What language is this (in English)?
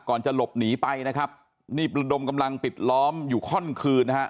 Thai